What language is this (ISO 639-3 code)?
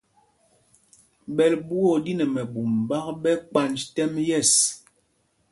mgg